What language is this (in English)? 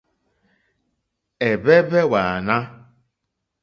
Mokpwe